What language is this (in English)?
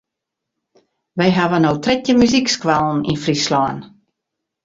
Western Frisian